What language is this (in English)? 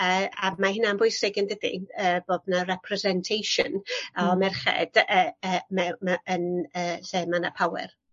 Welsh